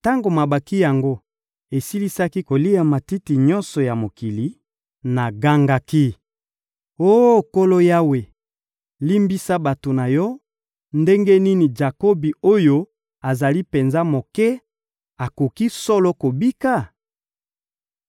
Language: Lingala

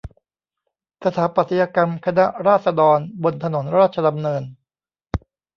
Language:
Thai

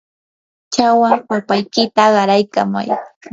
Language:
Yanahuanca Pasco Quechua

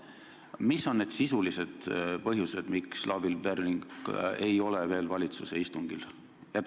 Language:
Estonian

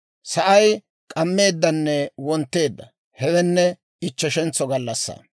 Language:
Dawro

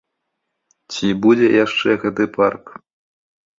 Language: Belarusian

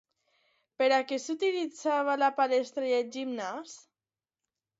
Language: Catalan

